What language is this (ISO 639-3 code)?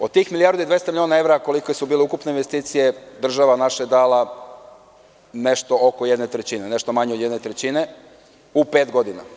srp